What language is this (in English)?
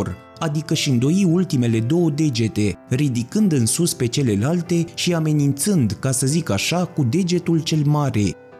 Romanian